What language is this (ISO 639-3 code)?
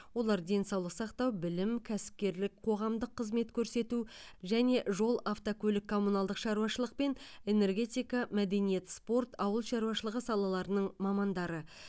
kaz